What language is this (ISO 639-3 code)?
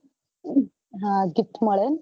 guj